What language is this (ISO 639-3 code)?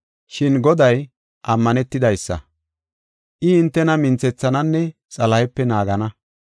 gof